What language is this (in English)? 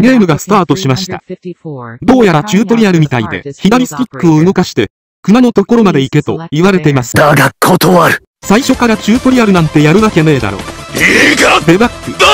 Japanese